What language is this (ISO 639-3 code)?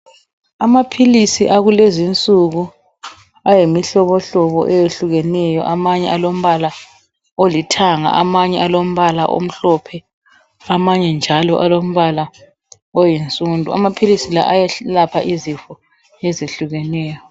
nde